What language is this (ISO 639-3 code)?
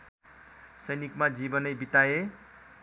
nep